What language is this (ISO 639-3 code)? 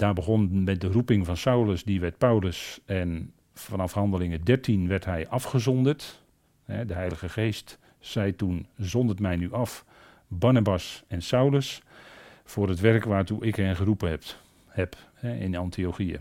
nld